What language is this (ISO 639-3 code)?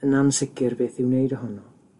cym